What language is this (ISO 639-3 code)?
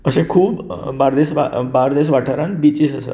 kok